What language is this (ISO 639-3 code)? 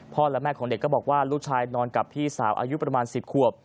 tha